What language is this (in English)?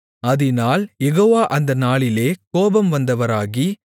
Tamil